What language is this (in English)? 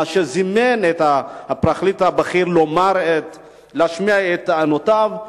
Hebrew